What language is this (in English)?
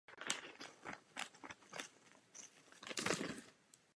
Czech